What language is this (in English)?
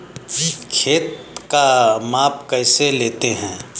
Hindi